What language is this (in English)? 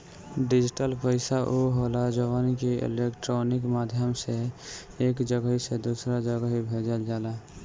Bhojpuri